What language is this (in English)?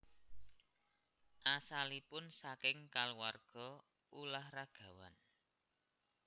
Javanese